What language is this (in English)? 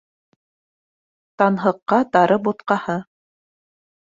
Bashkir